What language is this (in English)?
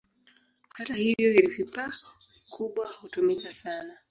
Swahili